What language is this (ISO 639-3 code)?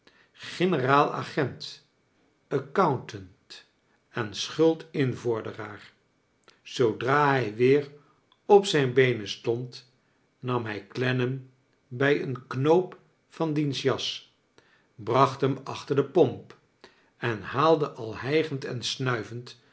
nld